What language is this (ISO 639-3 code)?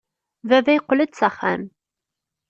kab